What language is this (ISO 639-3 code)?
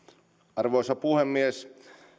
fin